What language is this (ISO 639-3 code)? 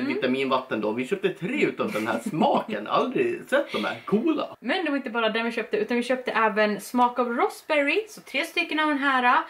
swe